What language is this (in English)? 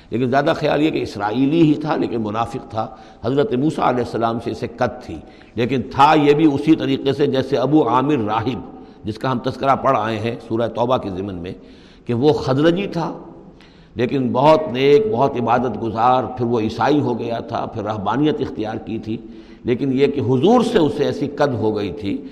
Urdu